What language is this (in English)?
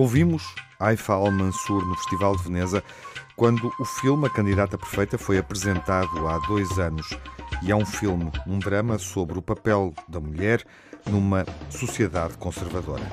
Portuguese